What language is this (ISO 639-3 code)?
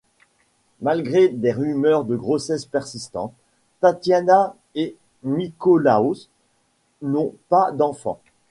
fra